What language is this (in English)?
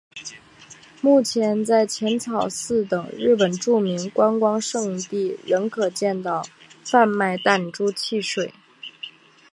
Chinese